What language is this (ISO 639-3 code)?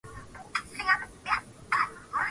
swa